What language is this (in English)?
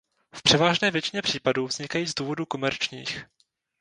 Czech